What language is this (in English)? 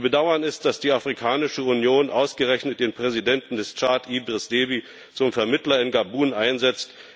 German